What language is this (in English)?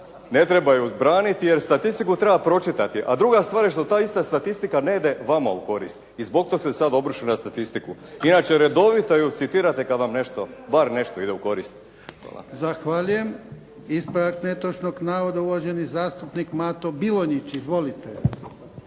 Croatian